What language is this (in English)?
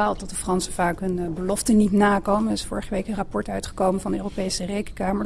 Dutch